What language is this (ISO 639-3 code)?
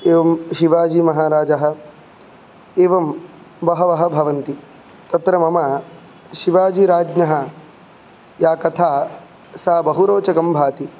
san